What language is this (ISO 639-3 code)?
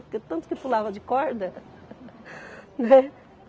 por